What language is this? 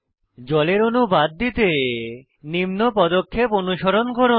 Bangla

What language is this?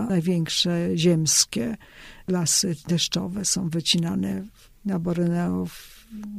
Polish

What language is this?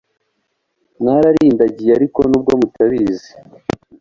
Kinyarwanda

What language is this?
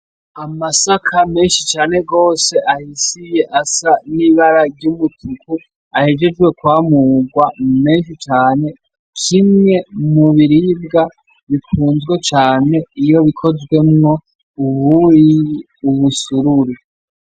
Rundi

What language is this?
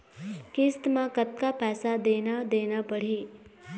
Chhattisgarhi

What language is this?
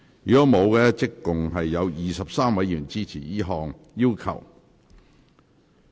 Cantonese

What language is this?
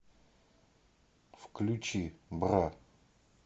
Russian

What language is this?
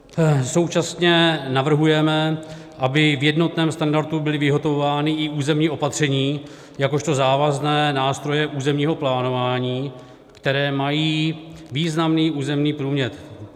Czech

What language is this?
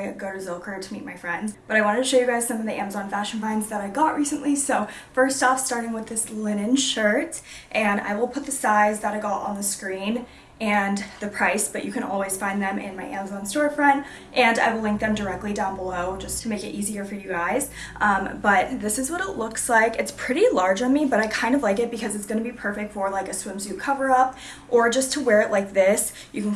English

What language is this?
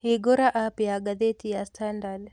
Kikuyu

